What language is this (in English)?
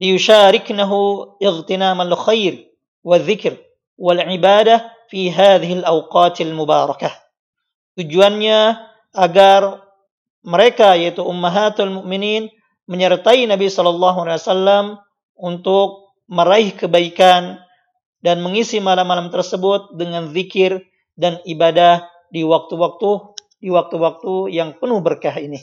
Indonesian